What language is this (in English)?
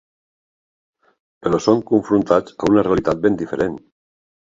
Catalan